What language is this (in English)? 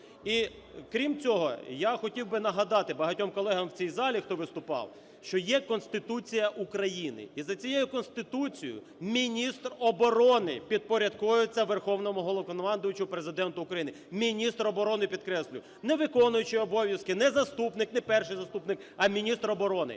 Ukrainian